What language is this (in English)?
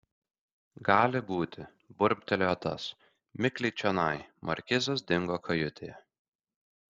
Lithuanian